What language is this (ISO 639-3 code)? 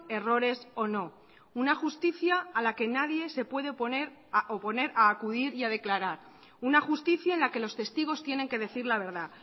spa